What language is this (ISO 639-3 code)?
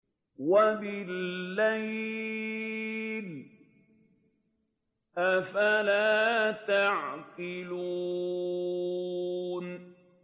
ara